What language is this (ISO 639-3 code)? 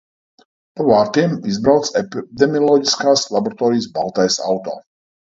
lav